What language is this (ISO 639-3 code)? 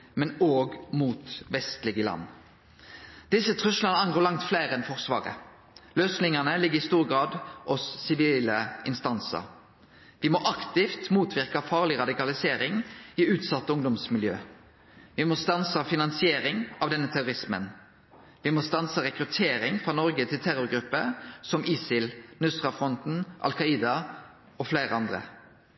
nno